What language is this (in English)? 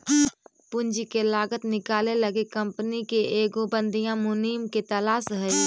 Magahi